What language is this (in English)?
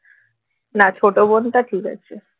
Bangla